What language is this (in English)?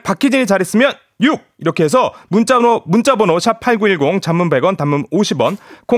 Korean